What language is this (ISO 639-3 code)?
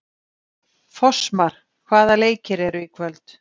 isl